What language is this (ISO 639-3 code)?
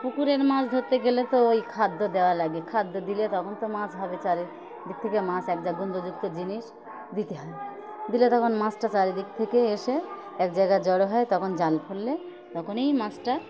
ben